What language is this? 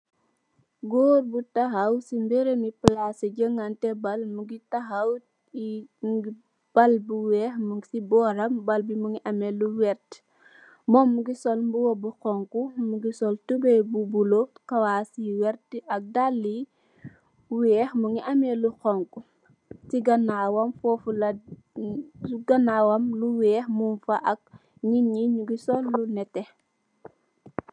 Wolof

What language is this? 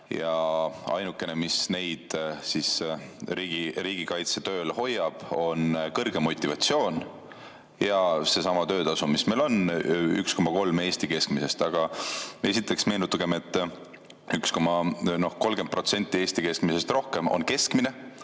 Estonian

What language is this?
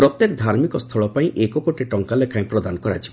Odia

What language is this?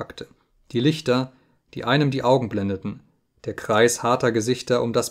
German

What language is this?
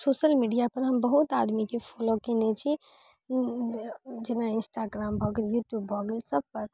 Maithili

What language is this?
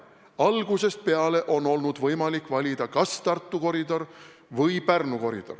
Estonian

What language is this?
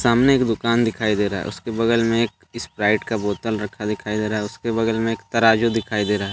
Hindi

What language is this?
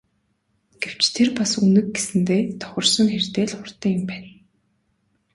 Mongolian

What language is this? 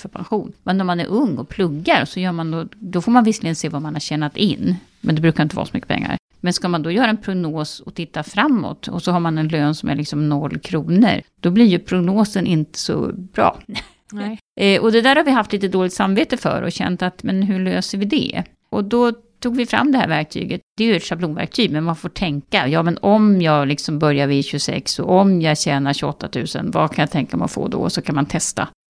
Swedish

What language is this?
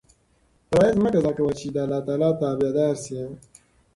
Pashto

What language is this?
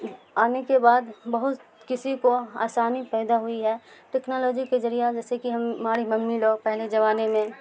Urdu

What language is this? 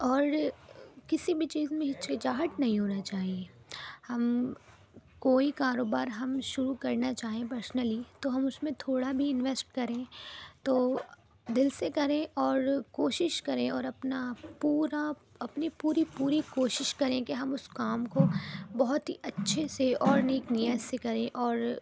Urdu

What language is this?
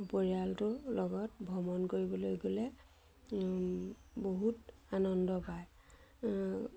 Assamese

